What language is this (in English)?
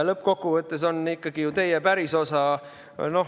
Estonian